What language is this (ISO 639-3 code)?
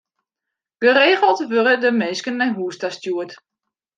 fry